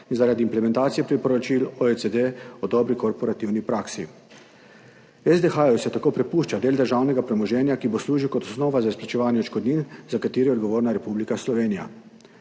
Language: Slovenian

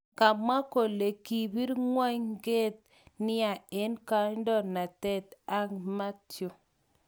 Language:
Kalenjin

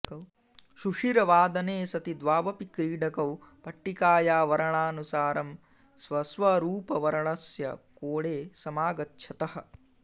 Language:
Sanskrit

